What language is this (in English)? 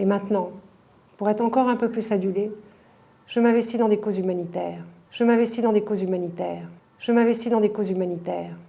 French